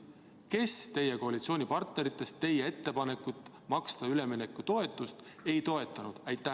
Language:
Estonian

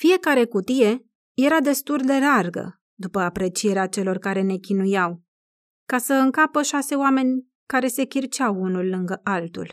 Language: Romanian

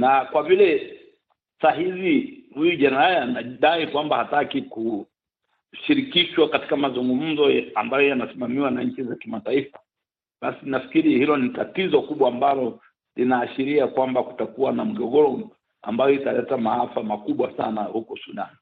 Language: Swahili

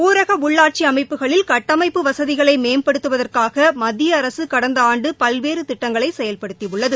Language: Tamil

